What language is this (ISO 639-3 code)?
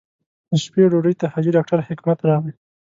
pus